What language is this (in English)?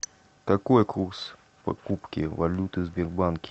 Russian